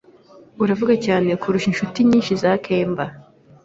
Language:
Kinyarwanda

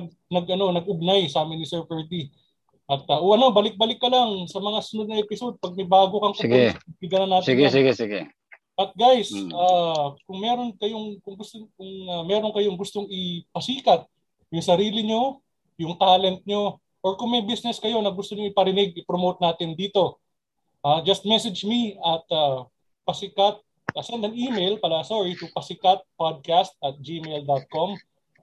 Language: Filipino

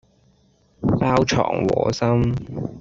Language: Cantonese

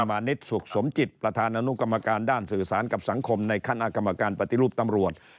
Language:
Thai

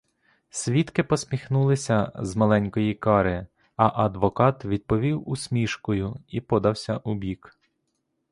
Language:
Ukrainian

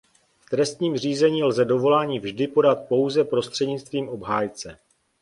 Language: Czech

